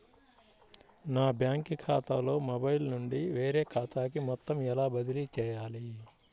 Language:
Telugu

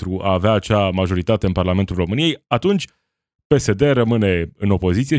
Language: Romanian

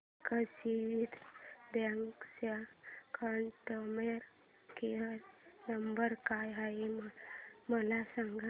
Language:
Marathi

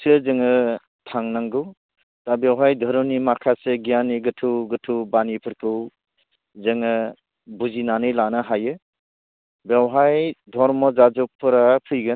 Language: Bodo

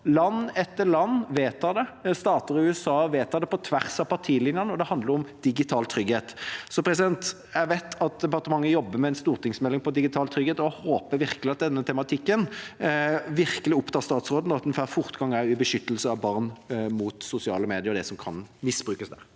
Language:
Norwegian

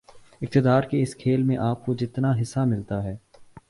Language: Urdu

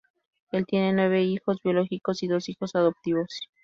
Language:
Spanish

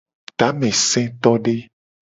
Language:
Gen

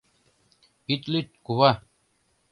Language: Mari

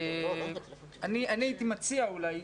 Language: Hebrew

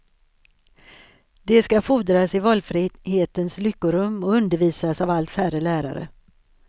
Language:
Swedish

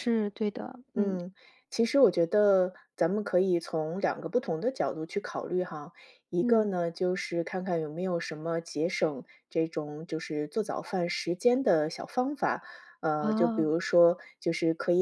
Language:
Chinese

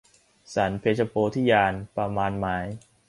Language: Thai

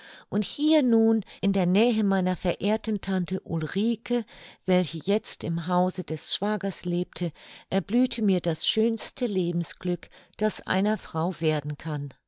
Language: German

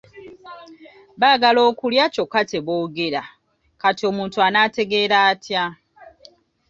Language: Ganda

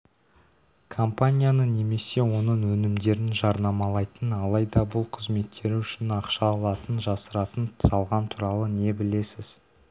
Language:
Kazakh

